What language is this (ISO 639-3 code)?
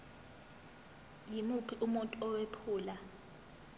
zul